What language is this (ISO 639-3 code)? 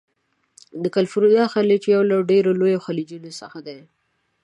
pus